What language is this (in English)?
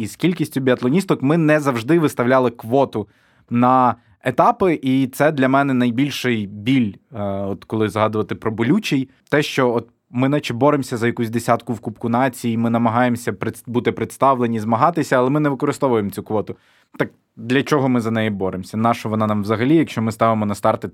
Ukrainian